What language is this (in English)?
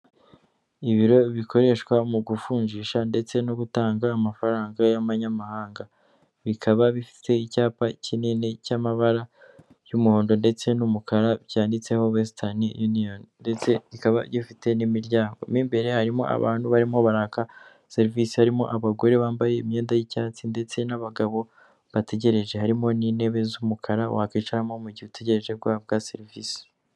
Kinyarwanda